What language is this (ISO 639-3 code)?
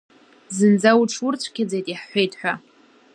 abk